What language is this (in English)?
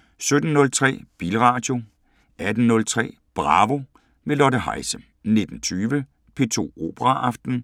Danish